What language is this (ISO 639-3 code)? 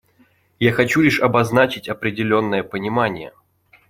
rus